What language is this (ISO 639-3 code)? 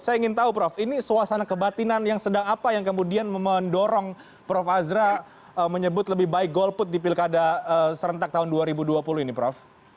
ind